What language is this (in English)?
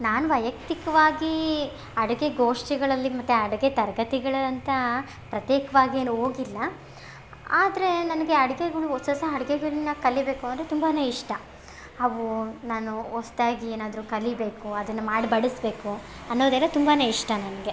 Kannada